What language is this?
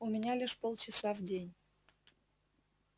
Russian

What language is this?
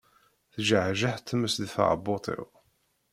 Kabyle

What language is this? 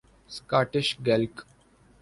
Urdu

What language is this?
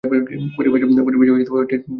Bangla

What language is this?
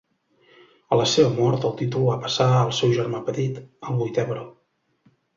Catalan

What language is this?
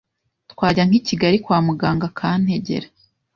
Kinyarwanda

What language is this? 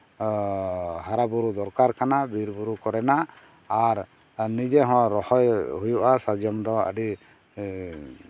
Santali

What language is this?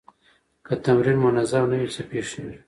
Pashto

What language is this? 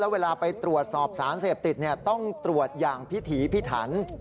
Thai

